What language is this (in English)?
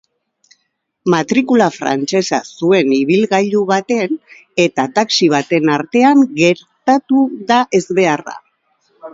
Basque